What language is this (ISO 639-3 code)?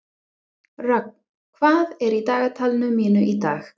isl